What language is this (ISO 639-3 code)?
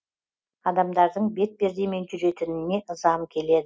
kaz